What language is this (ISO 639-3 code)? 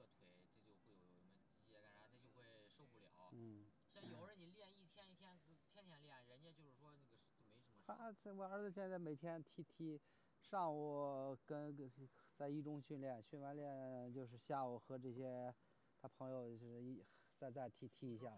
zho